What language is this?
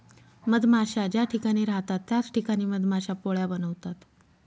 Marathi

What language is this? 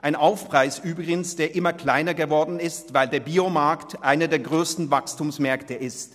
Swiss German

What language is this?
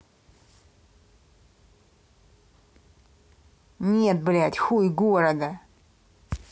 Russian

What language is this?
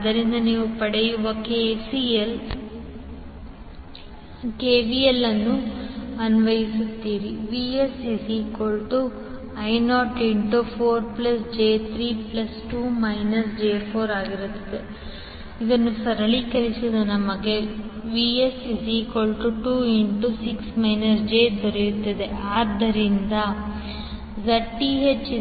Kannada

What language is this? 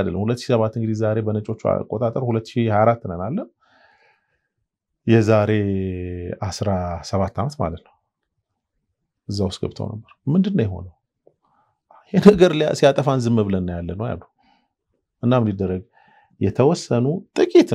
Arabic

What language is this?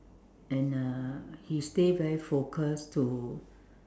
English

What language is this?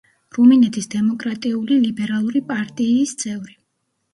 Georgian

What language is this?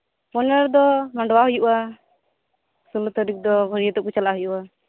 Santali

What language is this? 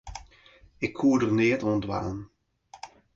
Western Frisian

